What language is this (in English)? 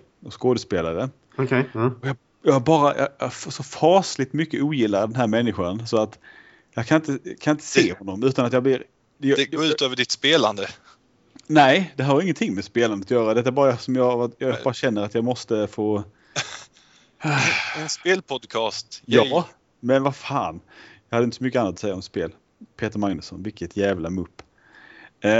Swedish